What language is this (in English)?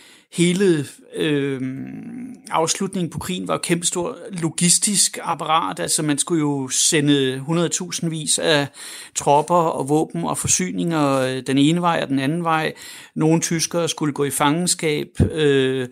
Danish